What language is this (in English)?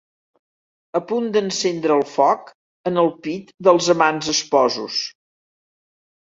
Catalan